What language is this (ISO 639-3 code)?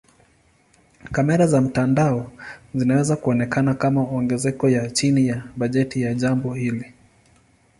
swa